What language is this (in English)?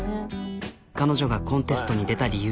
Japanese